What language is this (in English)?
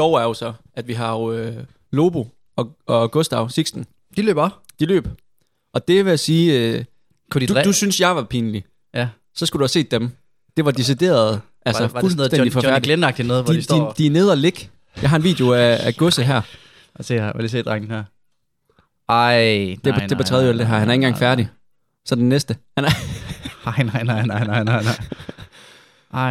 Danish